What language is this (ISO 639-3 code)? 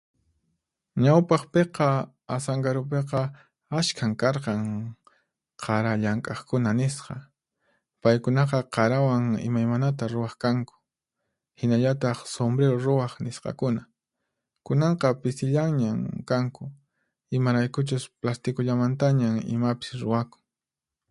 qxp